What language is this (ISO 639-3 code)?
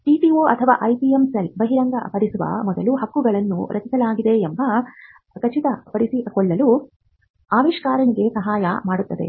kan